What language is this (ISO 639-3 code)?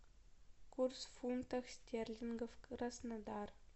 rus